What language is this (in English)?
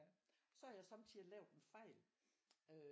Danish